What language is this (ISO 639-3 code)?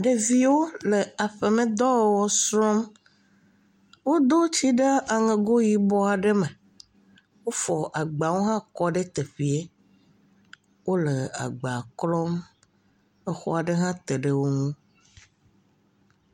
ewe